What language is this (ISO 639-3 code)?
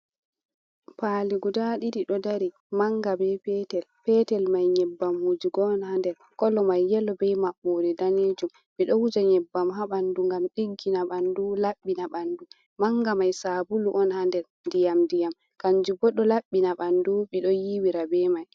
ful